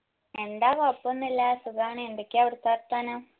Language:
Malayalam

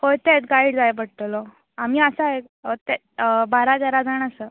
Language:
Konkani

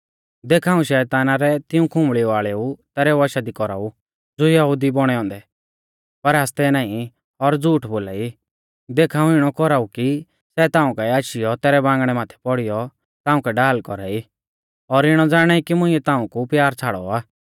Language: Mahasu Pahari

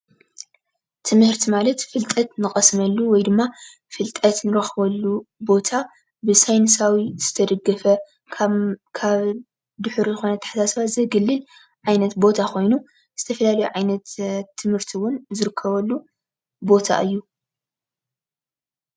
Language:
Tigrinya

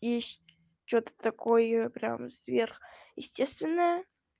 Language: Russian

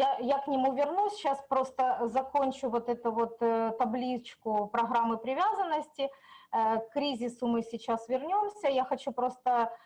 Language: Russian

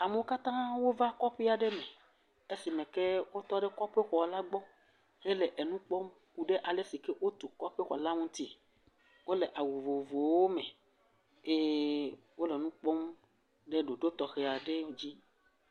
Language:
Ewe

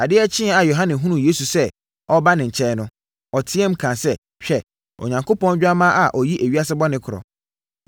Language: Akan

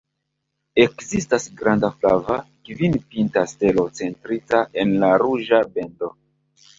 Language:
Esperanto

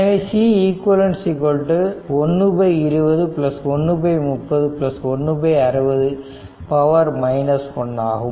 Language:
Tamil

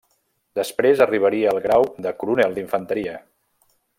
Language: Catalan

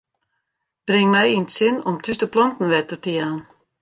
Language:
Western Frisian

